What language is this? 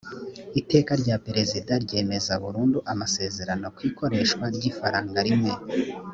Kinyarwanda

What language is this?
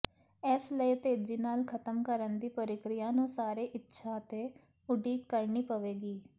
Punjabi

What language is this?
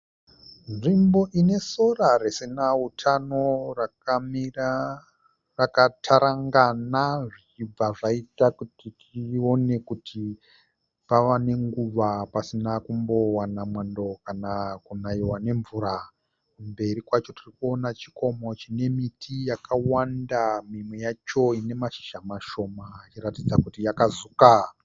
Shona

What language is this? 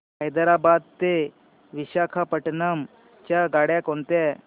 Marathi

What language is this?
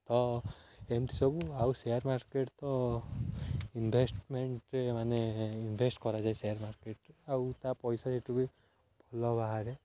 Odia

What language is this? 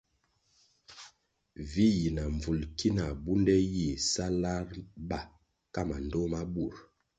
Kwasio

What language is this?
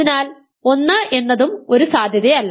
Malayalam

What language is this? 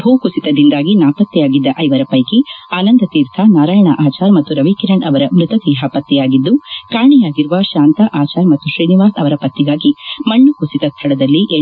Kannada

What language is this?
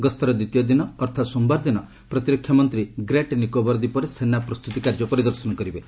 Odia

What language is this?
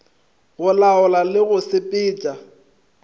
Northern Sotho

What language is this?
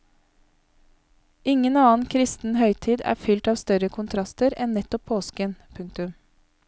Norwegian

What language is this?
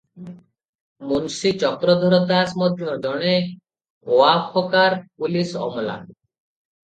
Odia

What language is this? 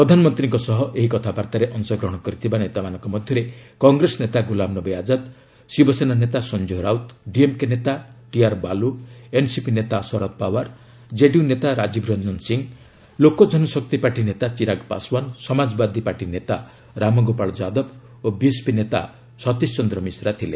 Odia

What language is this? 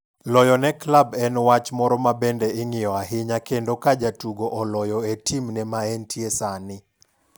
Luo (Kenya and Tanzania)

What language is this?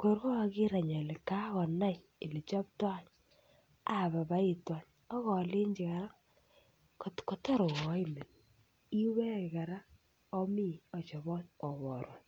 Kalenjin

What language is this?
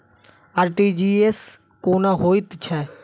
Maithili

